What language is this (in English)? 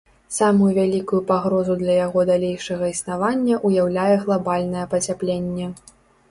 Belarusian